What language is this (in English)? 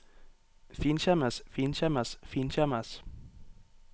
Norwegian